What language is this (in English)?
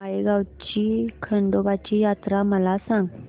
Marathi